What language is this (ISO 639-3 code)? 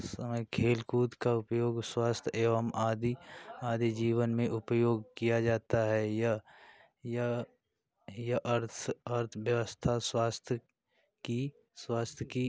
hin